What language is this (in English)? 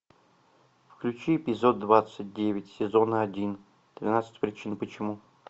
Russian